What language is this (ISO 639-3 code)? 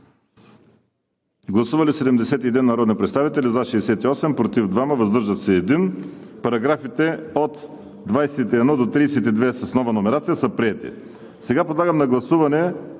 bul